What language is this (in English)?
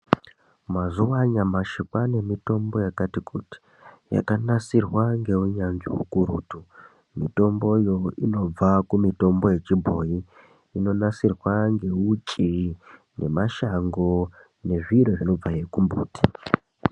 Ndau